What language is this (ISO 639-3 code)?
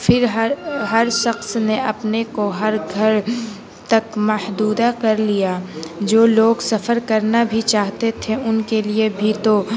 urd